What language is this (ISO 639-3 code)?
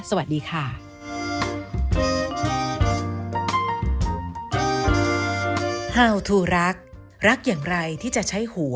tha